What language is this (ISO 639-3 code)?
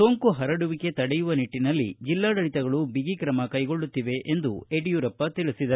kan